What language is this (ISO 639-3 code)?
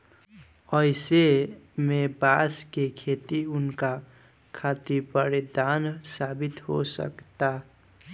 bho